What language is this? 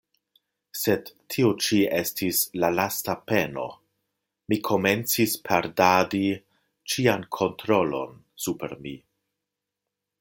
Esperanto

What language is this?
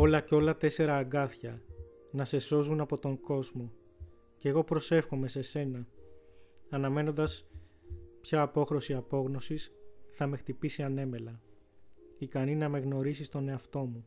Greek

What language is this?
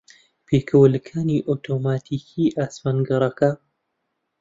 Central Kurdish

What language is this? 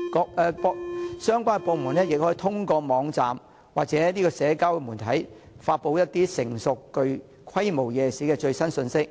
Cantonese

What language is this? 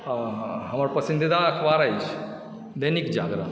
Maithili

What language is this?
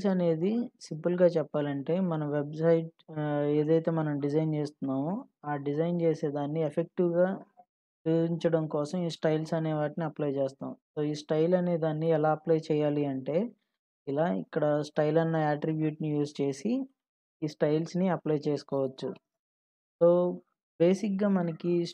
English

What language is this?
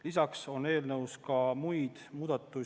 Estonian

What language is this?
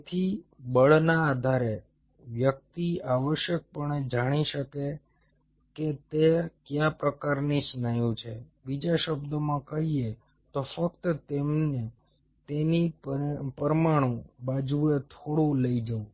Gujarati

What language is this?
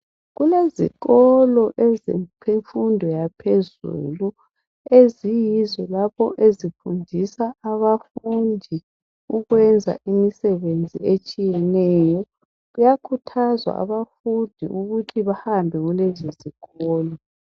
North Ndebele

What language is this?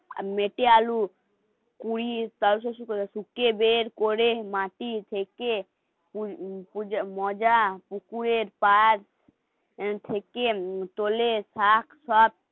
Bangla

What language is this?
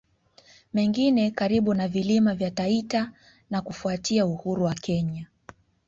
Swahili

